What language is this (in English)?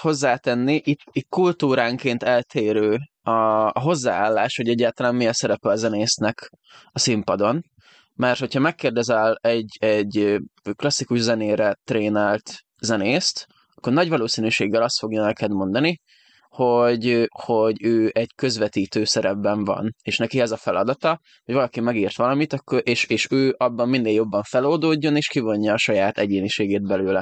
Hungarian